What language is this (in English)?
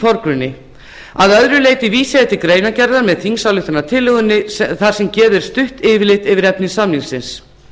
Icelandic